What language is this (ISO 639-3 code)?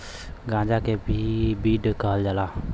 bho